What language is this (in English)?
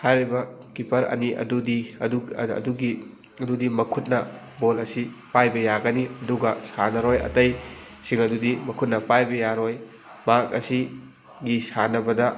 Manipuri